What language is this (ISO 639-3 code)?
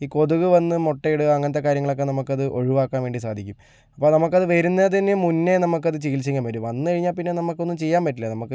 mal